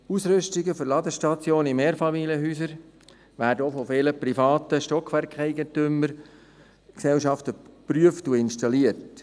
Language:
Swiss German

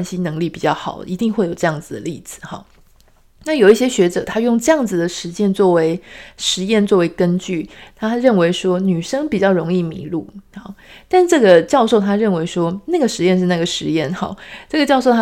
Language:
Chinese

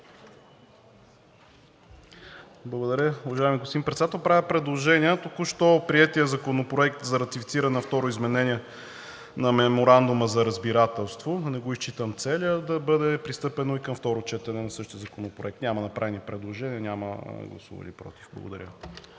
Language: Bulgarian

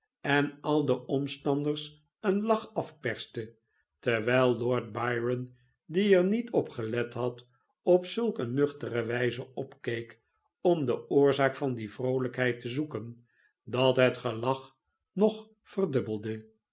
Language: Dutch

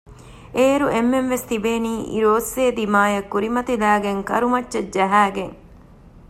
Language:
Divehi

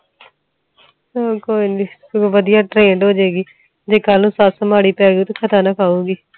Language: Punjabi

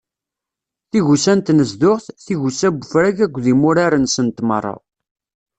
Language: Kabyle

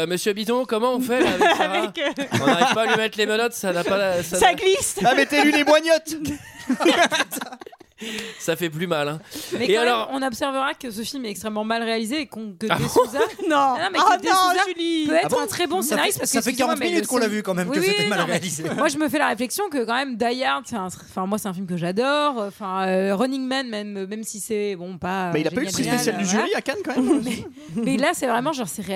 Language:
French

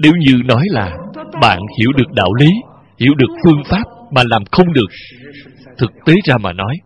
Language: Vietnamese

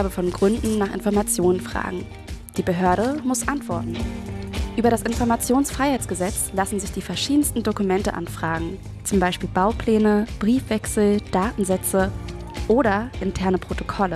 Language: German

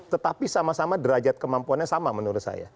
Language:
Indonesian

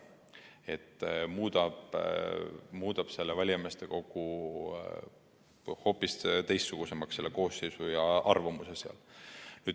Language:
Estonian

